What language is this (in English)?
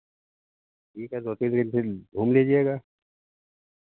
Hindi